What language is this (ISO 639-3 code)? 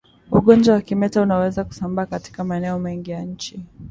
swa